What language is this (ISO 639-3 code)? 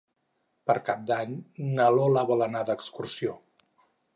cat